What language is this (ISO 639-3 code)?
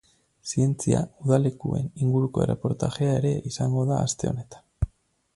eus